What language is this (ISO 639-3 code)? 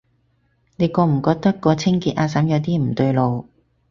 yue